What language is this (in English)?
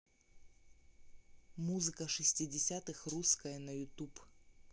Russian